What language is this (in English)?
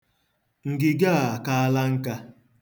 Igbo